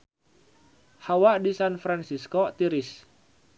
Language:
Sundanese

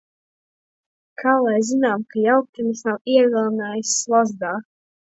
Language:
Latvian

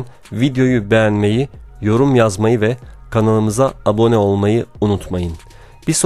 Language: Turkish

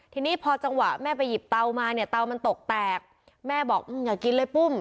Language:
Thai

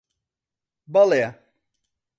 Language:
Central Kurdish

